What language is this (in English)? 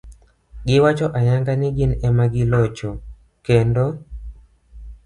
Luo (Kenya and Tanzania)